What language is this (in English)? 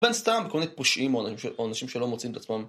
Hebrew